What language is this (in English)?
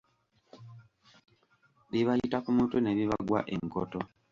Ganda